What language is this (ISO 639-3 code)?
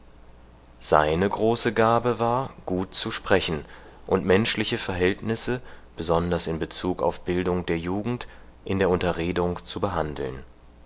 deu